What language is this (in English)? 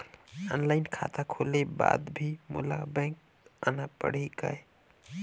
Chhattisgarhi